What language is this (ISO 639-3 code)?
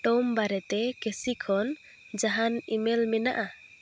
sat